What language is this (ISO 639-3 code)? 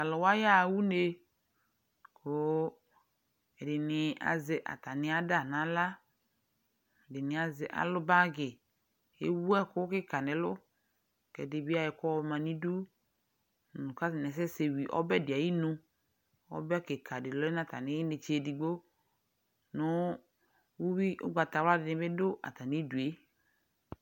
kpo